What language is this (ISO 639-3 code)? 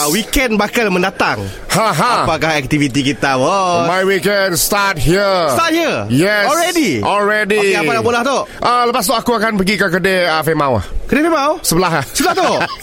msa